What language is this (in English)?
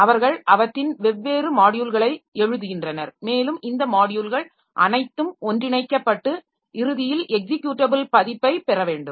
Tamil